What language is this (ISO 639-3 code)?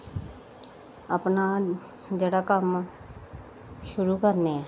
doi